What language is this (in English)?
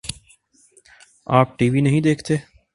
Urdu